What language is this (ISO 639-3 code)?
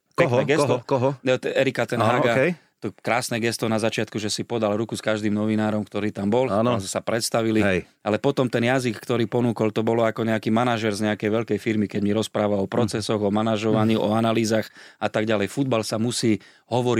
slk